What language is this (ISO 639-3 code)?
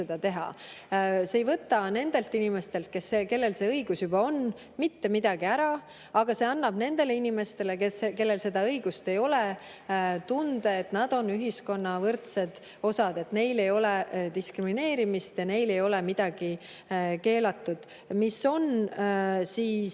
est